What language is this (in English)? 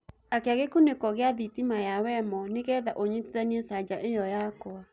Kikuyu